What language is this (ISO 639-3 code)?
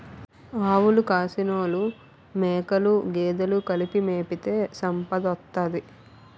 tel